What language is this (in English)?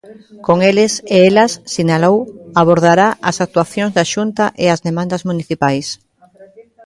Galician